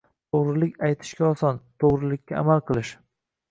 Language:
Uzbek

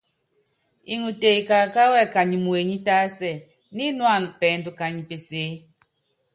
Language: Yangben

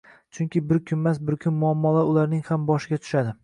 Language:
Uzbek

